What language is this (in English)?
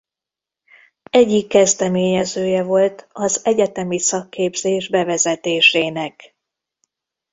Hungarian